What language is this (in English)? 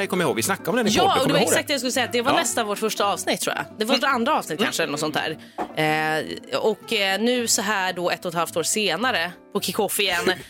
Swedish